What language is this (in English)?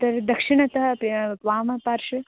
Sanskrit